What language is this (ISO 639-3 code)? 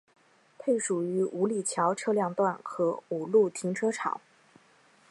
zho